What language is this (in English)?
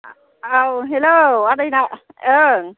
Bodo